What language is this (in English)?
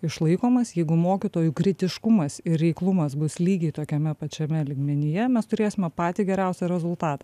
Lithuanian